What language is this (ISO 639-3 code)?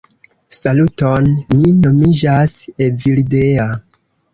epo